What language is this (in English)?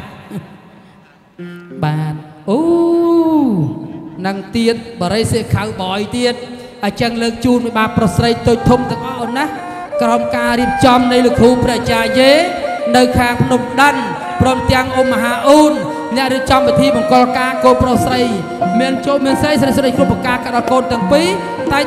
Indonesian